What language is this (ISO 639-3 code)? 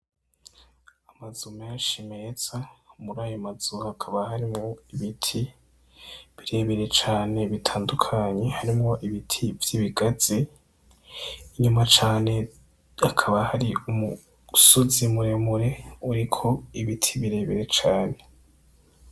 run